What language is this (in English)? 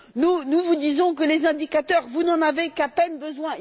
French